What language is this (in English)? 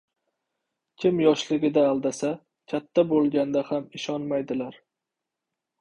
Uzbek